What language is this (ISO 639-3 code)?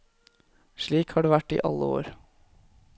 nor